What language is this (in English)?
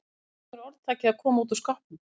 Icelandic